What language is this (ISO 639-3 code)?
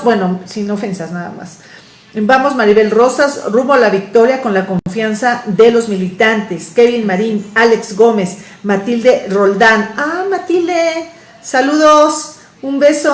spa